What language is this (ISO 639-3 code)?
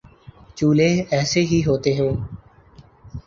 urd